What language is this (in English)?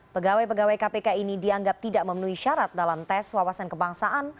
Indonesian